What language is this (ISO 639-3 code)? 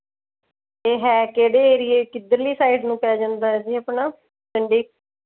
pan